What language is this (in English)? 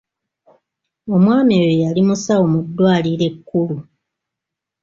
Ganda